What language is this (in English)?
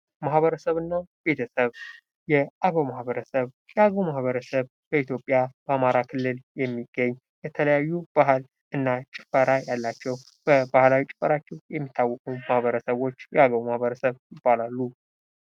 Amharic